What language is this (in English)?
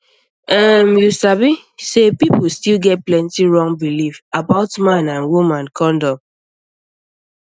Nigerian Pidgin